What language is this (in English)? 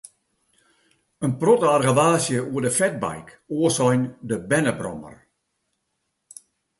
Western Frisian